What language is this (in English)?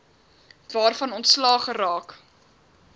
Afrikaans